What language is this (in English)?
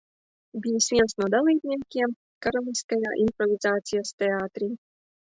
Latvian